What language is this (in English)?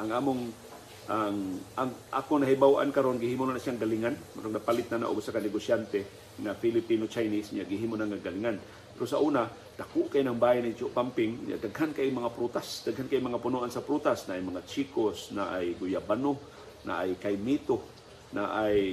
Filipino